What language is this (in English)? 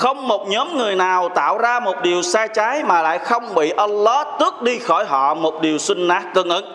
Vietnamese